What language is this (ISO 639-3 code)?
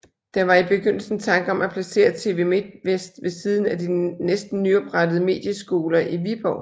dan